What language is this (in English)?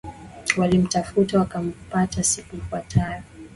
Swahili